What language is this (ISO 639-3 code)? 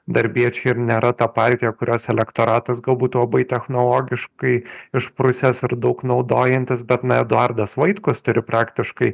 lit